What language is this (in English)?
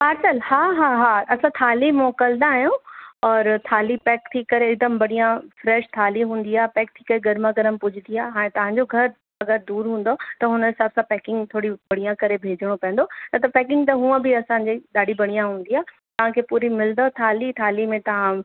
Sindhi